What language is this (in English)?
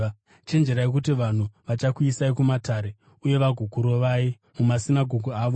Shona